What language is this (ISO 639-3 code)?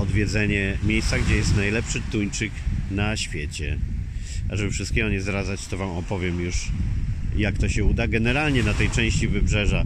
pol